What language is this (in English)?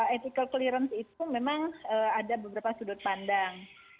Indonesian